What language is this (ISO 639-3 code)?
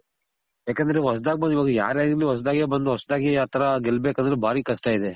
kan